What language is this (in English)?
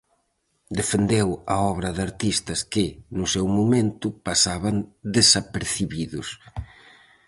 Galician